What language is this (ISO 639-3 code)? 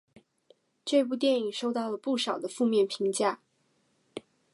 zho